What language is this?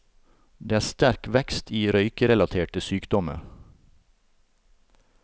Norwegian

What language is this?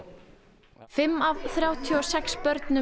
Icelandic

